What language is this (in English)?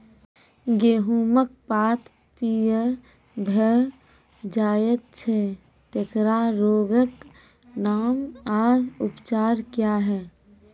Maithili